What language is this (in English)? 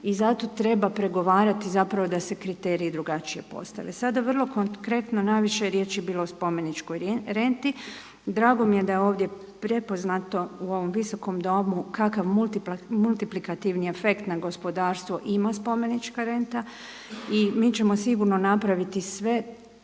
Croatian